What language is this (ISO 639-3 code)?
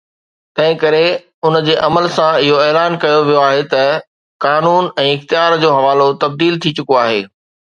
snd